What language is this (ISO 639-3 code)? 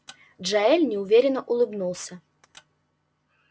rus